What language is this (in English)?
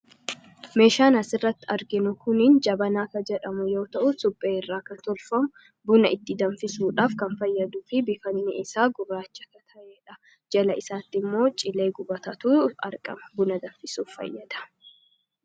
Oromo